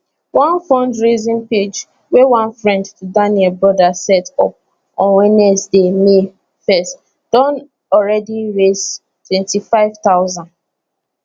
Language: Nigerian Pidgin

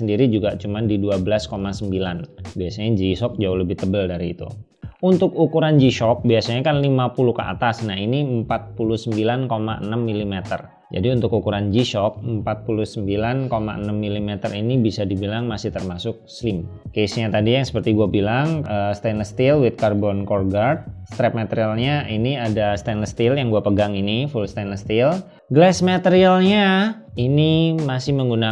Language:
Indonesian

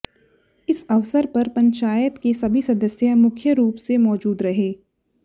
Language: Hindi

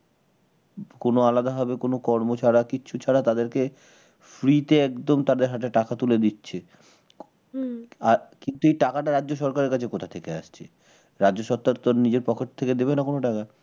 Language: Bangla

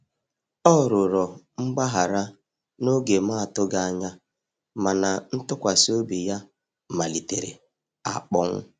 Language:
Igbo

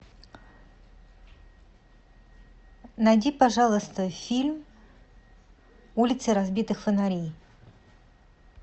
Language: Russian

